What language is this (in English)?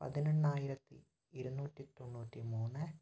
Malayalam